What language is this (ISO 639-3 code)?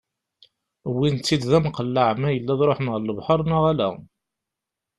kab